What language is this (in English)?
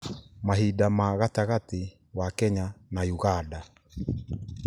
Kikuyu